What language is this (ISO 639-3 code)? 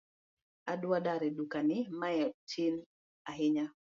luo